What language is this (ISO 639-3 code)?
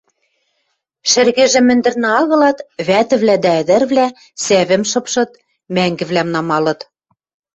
mrj